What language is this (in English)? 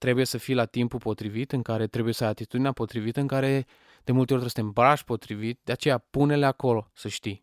Romanian